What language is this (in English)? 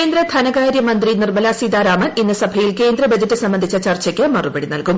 Malayalam